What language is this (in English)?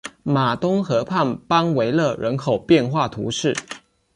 Chinese